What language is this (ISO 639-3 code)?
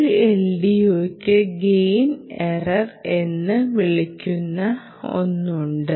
mal